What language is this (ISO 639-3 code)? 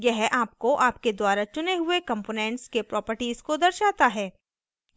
hin